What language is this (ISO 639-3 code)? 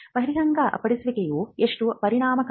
kan